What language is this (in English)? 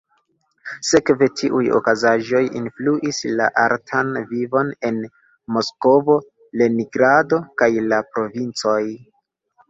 Esperanto